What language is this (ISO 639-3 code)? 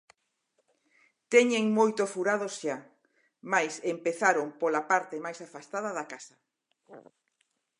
glg